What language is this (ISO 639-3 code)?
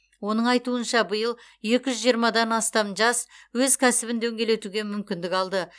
kaz